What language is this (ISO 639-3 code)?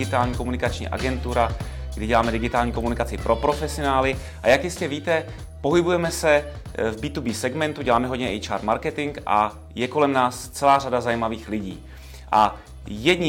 ces